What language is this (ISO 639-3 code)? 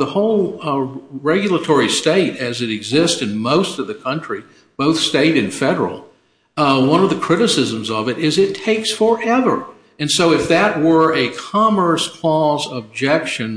eng